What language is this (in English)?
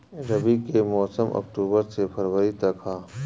Bhojpuri